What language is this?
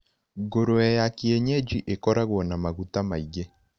Kikuyu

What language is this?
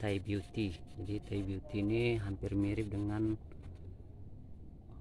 Indonesian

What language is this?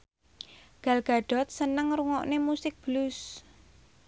Javanese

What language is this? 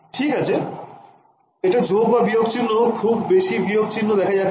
Bangla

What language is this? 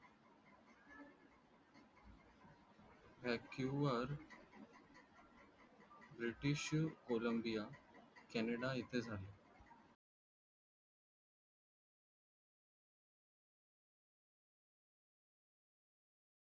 Marathi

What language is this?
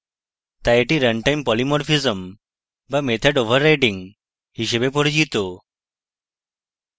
Bangla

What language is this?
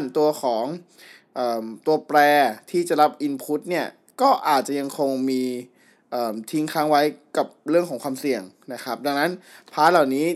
Thai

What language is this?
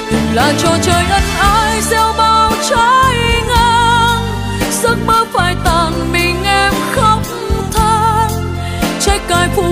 Vietnamese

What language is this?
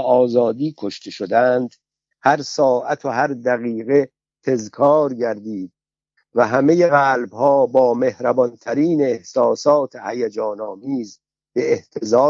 Persian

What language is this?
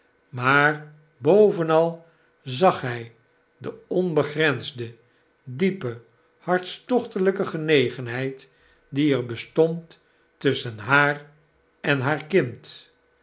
Dutch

